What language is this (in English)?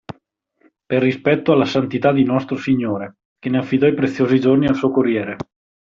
Italian